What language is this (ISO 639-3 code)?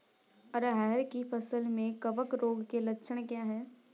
hin